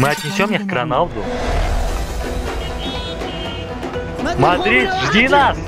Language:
Russian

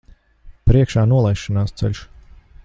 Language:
Latvian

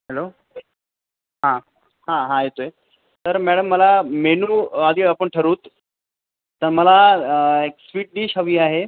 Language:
Marathi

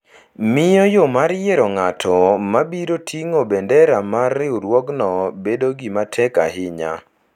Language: Luo (Kenya and Tanzania)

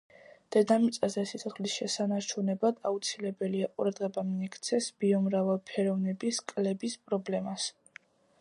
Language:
Georgian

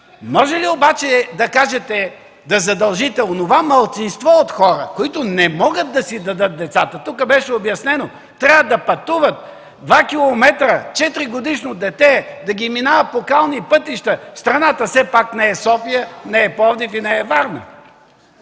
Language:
Bulgarian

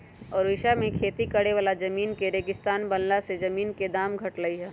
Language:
Magahi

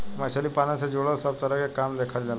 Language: Bhojpuri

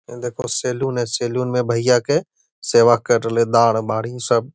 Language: Magahi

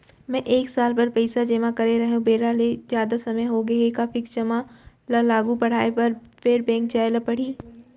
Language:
Chhattisgarhi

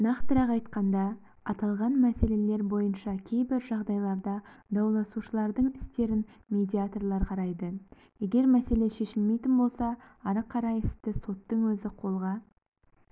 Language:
Kazakh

